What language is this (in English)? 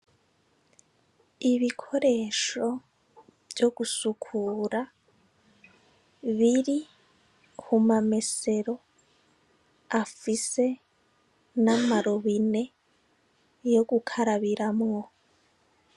Rundi